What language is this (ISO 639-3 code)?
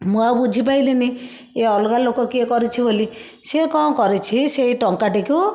ori